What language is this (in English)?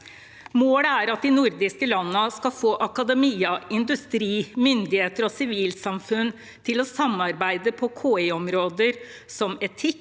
Norwegian